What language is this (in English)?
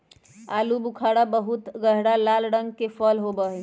Magahi